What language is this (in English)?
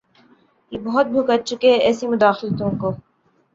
Urdu